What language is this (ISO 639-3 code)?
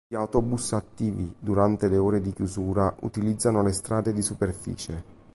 ita